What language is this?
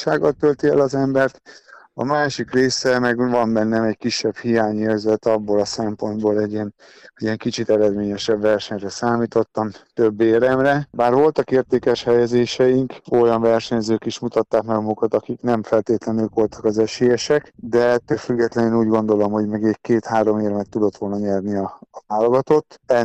Hungarian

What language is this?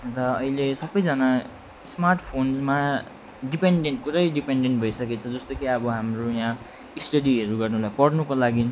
Nepali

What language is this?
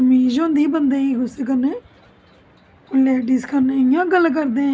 Dogri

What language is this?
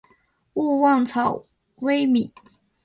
Chinese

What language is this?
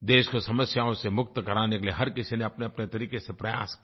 Hindi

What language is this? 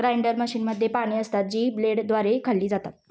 Marathi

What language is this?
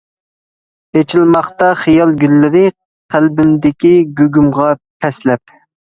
Uyghur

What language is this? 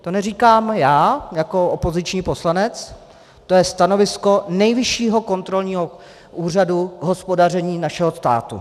Czech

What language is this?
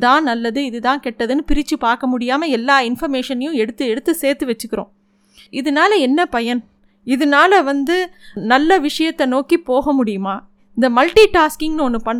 Tamil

